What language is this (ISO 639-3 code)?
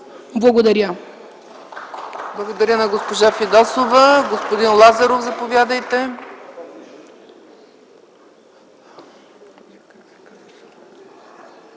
bul